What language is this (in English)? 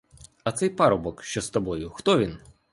Ukrainian